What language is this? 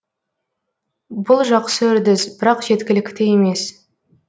Kazakh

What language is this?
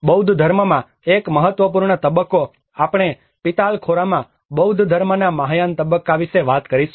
Gujarati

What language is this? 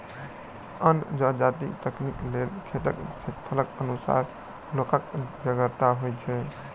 Maithili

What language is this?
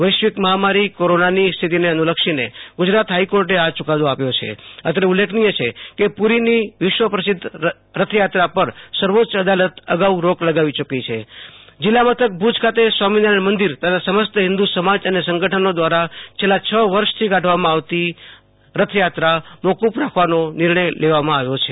Gujarati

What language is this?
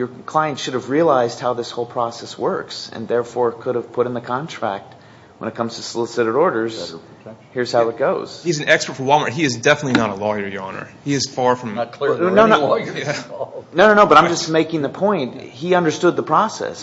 English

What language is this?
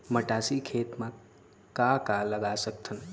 Chhattisgarhi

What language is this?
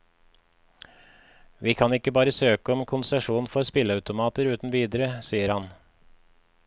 Norwegian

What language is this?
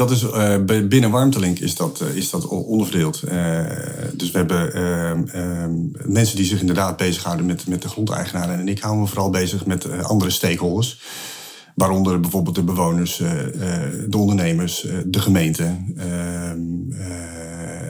Dutch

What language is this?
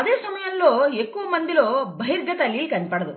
Telugu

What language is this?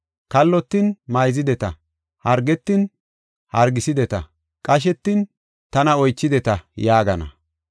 Gofa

